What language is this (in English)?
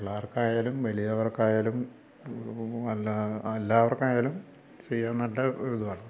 Malayalam